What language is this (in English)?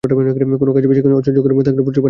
Bangla